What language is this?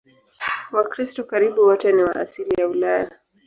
Swahili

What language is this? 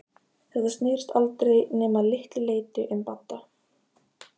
Icelandic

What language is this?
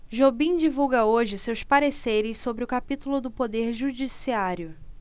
Portuguese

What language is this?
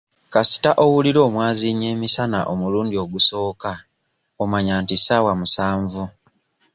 Ganda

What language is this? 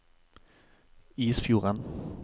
Norwegian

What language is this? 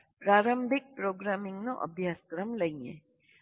Gujarati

